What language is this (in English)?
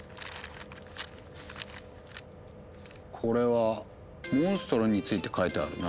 Japanese